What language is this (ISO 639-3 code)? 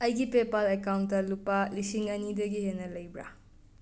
mni